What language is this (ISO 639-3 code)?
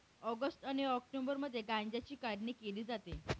mar